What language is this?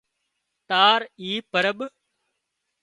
Wadiyara Koli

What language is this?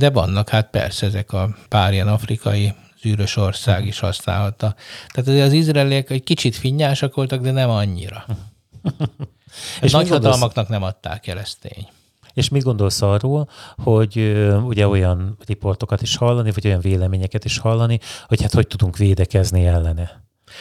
Hungarian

